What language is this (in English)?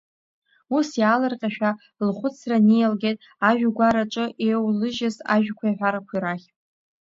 Abkhazian